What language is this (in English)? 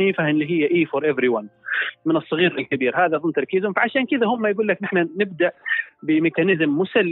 Arabic